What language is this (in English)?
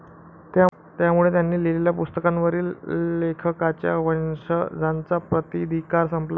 Marathi